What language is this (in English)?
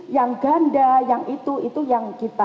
Indonesian